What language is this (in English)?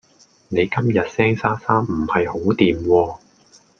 Cantonese